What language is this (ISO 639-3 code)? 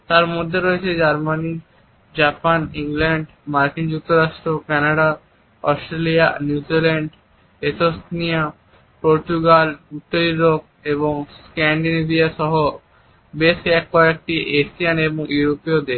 ben